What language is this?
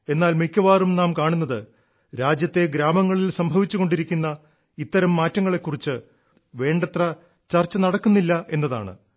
Malayalam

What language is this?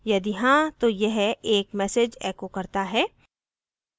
Hindi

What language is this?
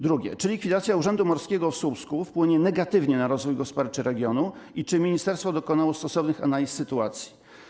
Polish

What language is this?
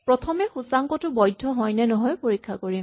Assamese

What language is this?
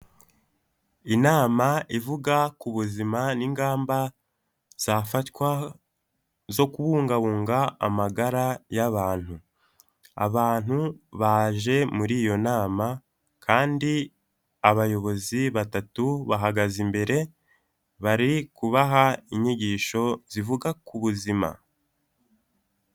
Kinyarwanda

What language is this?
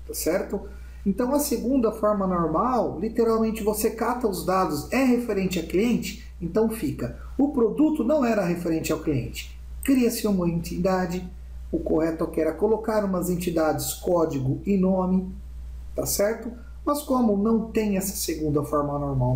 Portuguese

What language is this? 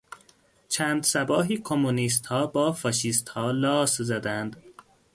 Persian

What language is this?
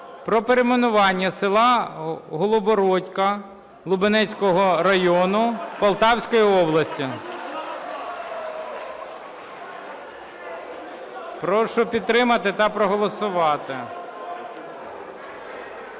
Ukrainian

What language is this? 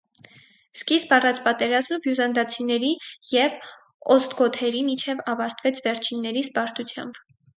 Armenian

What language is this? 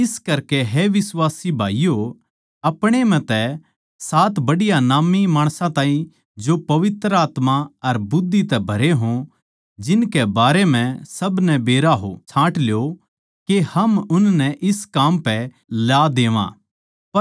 Haryanvi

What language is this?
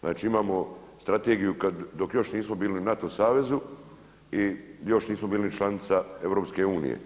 Croatian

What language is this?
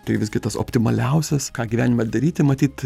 Lithuanian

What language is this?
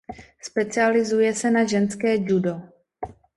Czech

